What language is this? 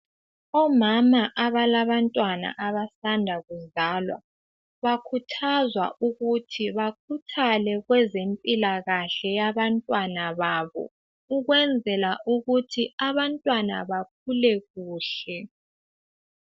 North Ndebele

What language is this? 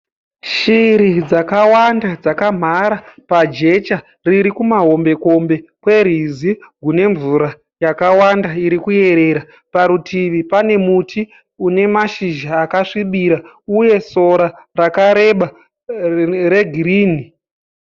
Shona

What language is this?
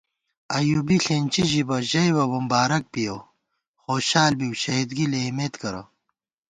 Gawar-Bati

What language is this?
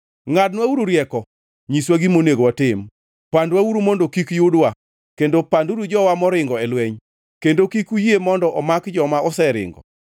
Luo (Kenya and Tanzania)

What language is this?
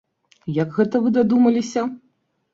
Belarusian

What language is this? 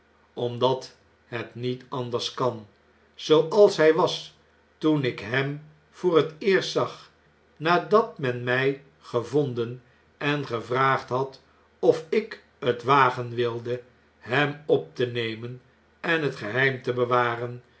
Dutch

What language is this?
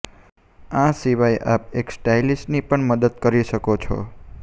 Gujarati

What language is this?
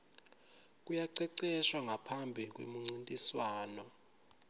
Swati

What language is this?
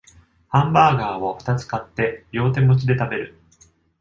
Japanese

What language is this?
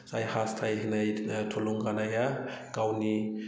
Bodo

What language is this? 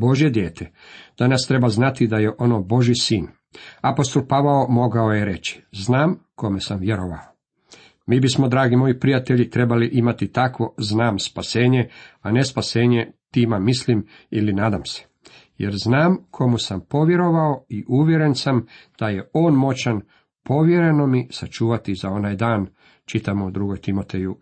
Croatian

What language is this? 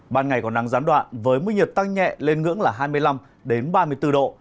Vietnamese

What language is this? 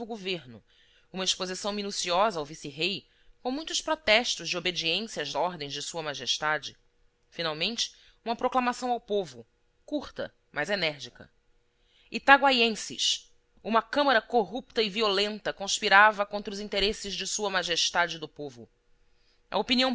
Portuguese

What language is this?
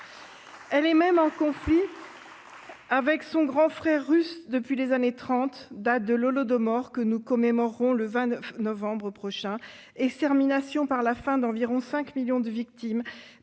French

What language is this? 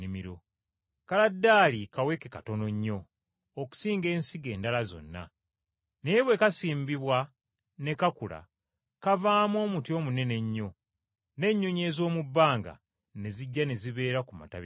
Ganda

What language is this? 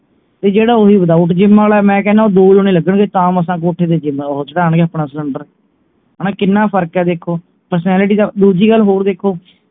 Punjabi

